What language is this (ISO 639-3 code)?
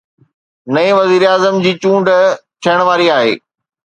snd